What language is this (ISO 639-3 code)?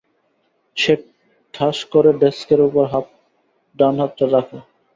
ben